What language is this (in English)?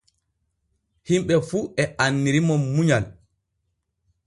Borgu Fulfulde